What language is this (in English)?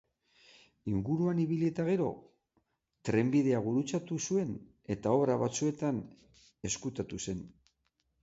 Basque